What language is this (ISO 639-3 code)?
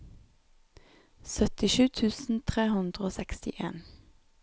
nor